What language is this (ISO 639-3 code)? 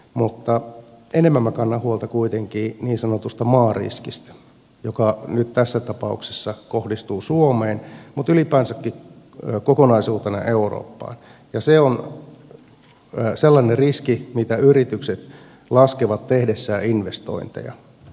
fin